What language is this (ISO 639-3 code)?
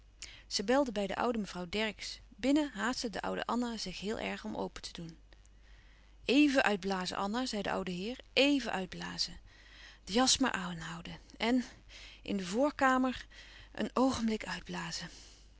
nld